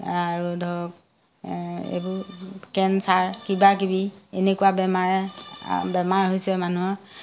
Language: Assamese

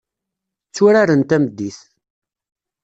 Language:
Kabyle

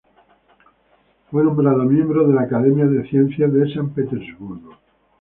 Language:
Spanish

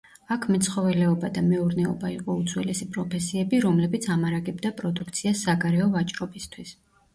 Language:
Georgian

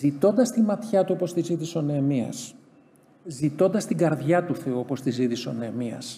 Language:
Greek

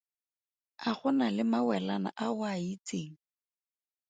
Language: Tswana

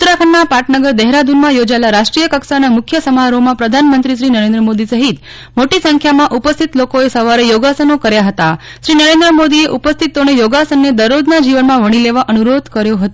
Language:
Gujarati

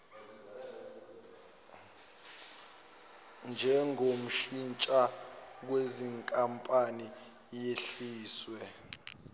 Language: Zulu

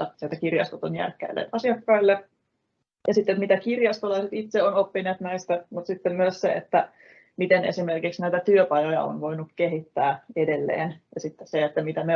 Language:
Finnish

